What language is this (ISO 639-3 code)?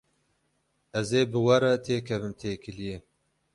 kur